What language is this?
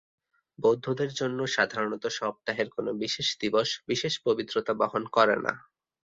Bangla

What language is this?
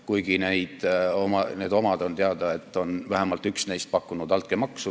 Estonian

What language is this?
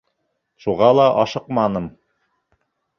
Bashkir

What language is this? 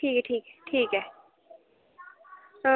Dogri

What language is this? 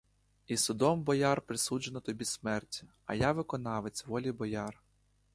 Ukrainian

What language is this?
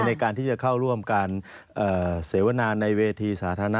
Thai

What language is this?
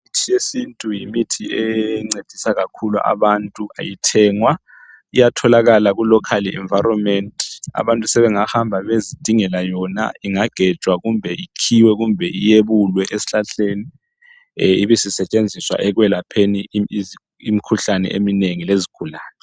North Ndebele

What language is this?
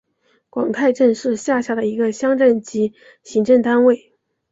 Chinese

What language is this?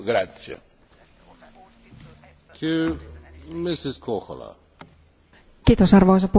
Finnish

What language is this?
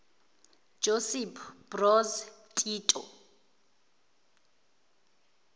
Zulu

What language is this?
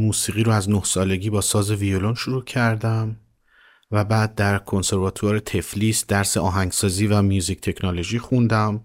Persian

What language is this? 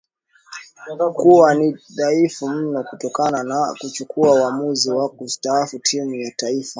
Swahili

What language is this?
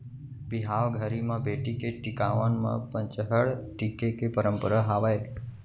Chhattisgarhi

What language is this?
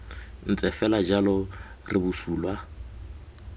Tswana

